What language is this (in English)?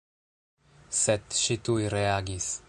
Esperanto